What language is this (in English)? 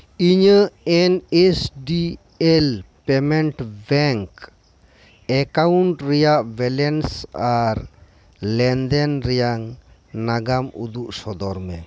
Santali